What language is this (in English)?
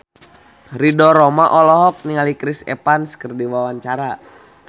Sundanese